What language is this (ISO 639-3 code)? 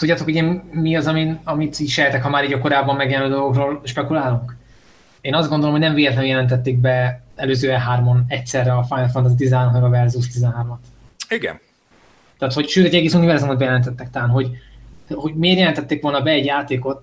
hun